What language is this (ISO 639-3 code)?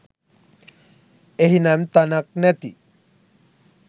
sin